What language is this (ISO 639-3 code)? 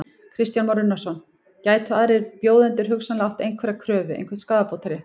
isl